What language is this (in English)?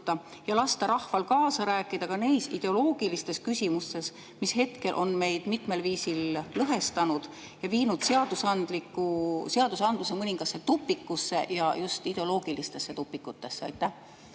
Estonian